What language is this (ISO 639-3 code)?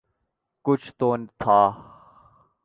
urd